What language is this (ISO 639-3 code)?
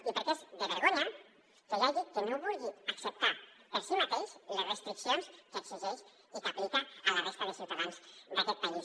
cat